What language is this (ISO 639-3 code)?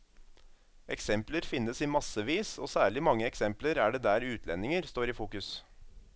nor